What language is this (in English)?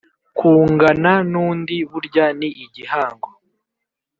Kinyarwanda